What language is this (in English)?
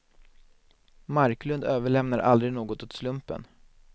Swedish